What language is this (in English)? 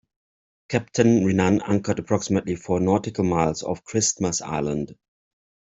English